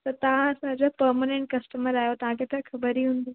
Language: Sindhi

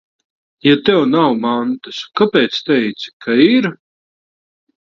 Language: Latvian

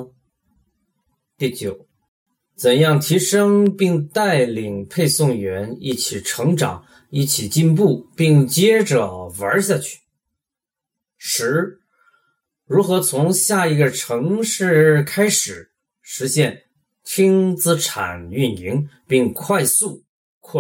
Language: Chinese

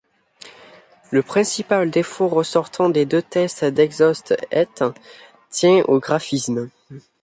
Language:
French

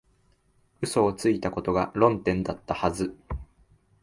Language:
Japanese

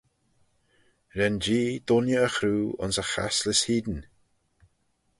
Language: Manx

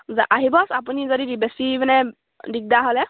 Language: Assamese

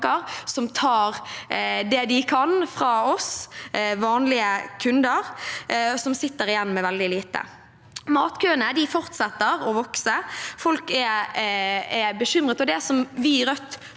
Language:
Norwegian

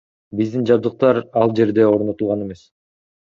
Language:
Kyrgyz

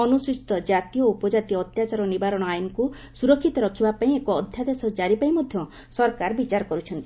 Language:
Odia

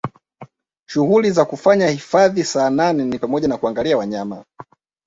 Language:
Swahili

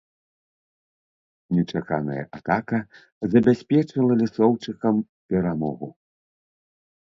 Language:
Belarusian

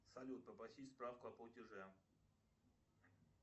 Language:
Russian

